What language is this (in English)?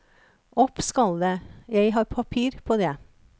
Norwegian